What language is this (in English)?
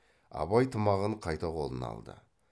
Kazakh